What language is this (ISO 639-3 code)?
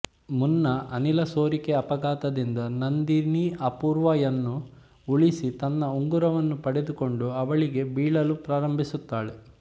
kan